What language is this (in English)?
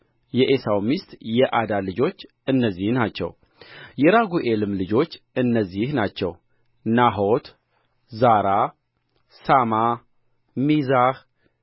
Amharic